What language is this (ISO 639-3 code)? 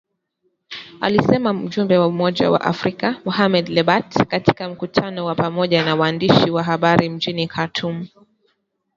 swa